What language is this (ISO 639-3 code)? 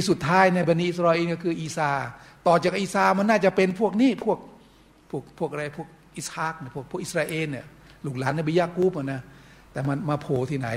tha